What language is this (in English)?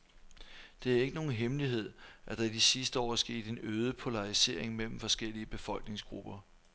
Danish